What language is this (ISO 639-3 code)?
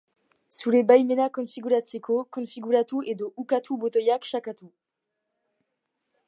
eus